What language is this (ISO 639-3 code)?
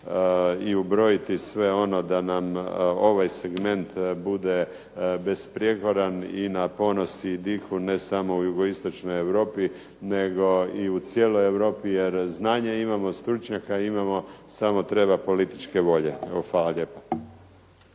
hrv